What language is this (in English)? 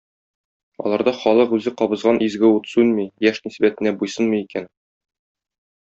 Tatar